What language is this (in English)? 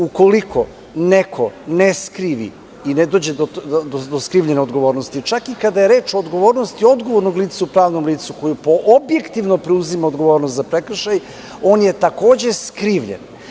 Serbian